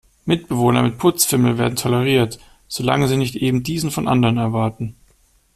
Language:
German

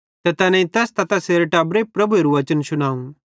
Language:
Bhadrawahi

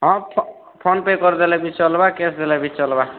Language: Odia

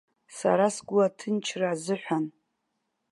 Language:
Abkhazian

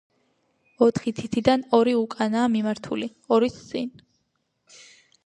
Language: Georgian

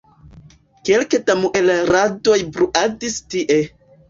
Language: Esperanto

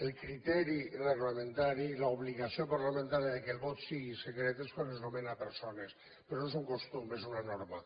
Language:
Catalan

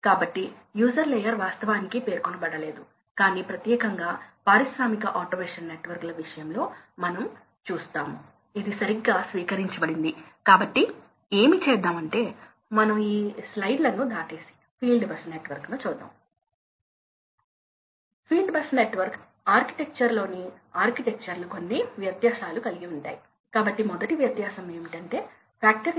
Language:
Telugu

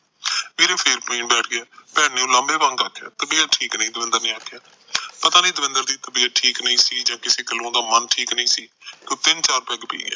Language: Punjabi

